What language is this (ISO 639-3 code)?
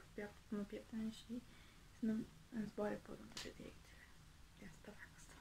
ron